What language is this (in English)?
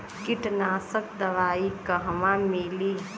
Bhojpuri